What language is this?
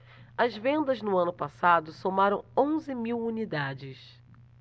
Portuguese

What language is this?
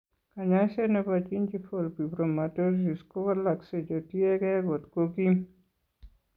Kalenjin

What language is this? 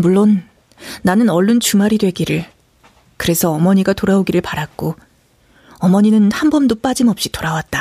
Korean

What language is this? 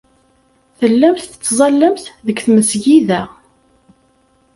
Kabyle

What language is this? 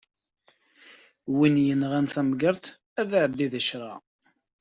Kabyle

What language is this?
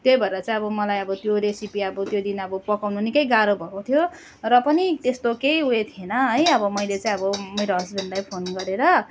Nepali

